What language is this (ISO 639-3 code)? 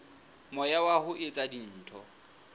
sot